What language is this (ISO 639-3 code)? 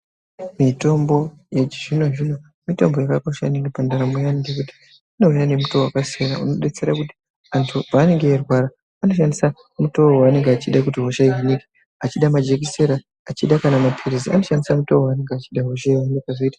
ndc